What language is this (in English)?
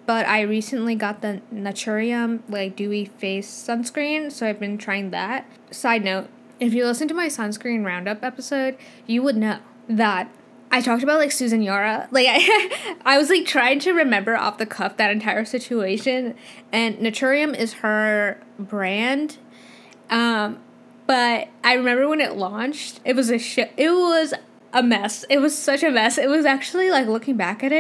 English